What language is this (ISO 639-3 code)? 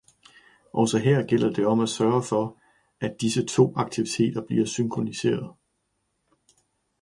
dan